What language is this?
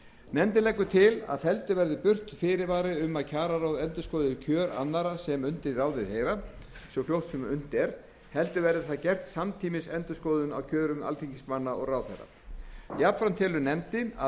Icelandic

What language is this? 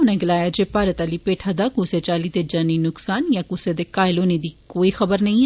Dogri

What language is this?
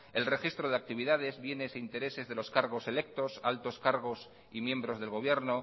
Spanish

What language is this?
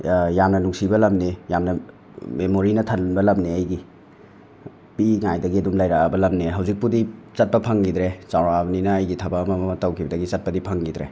Manipuri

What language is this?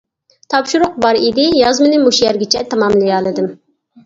Uyghur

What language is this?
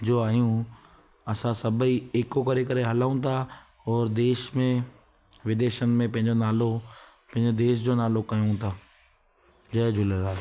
Sindhi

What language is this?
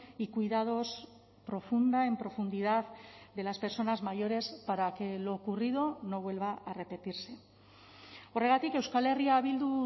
Spanish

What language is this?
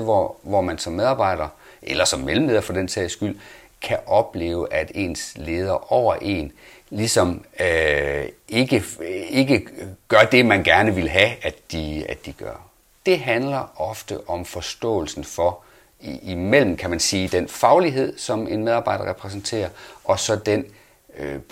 Danish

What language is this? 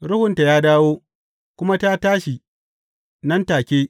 Hausa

